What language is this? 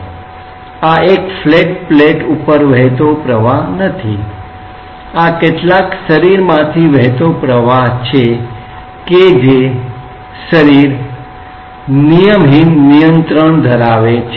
Gujarati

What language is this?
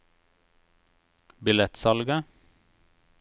Norwegian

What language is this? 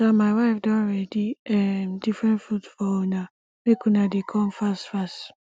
Nigerian Pidgin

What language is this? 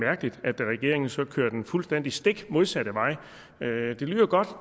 Danish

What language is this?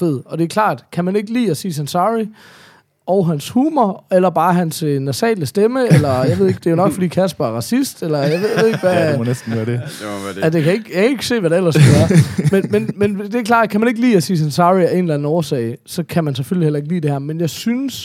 Danish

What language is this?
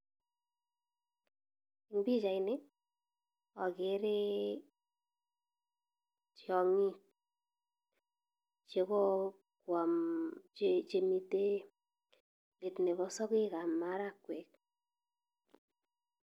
Kalenjin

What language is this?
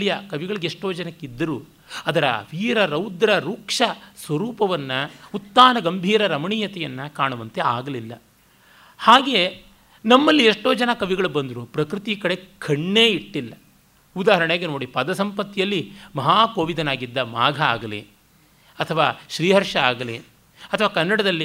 Kannada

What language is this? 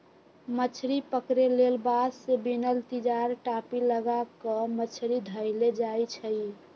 Magahi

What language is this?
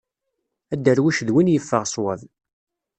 Kabyle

